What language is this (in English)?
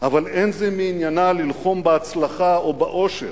Hebrew